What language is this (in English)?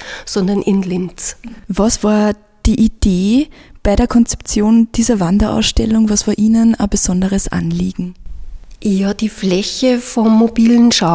German